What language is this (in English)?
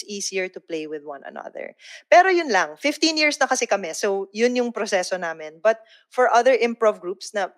Filipino